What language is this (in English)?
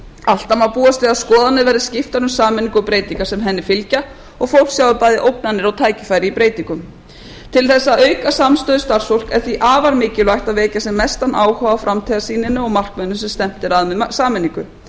Icelandic